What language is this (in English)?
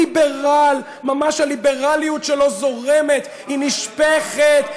Hebrew